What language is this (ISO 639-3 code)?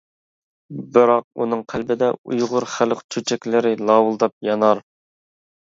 uig